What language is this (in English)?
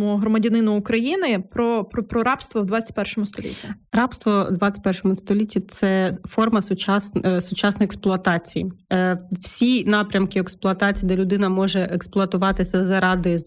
Ukrainian